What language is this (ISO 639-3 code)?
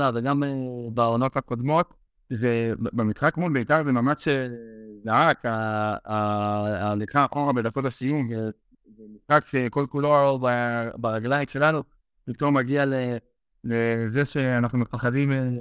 heb